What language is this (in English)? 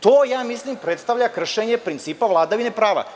Serbian